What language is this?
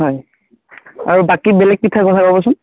Assamese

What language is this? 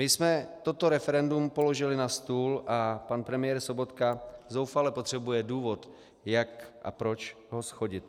Czech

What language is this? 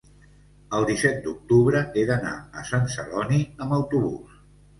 Catalan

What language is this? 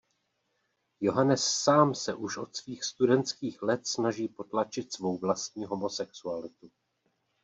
Czech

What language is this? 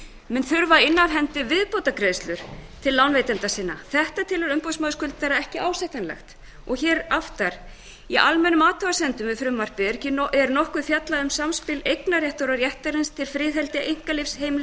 Icelandic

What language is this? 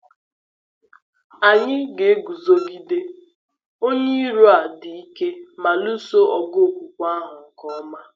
Igbo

